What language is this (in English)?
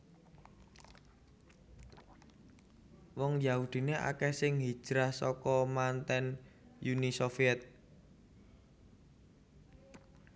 Javanese